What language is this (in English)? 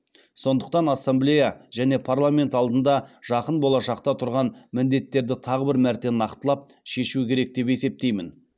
Kazakh